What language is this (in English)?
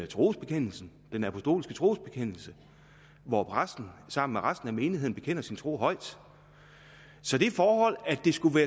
Danish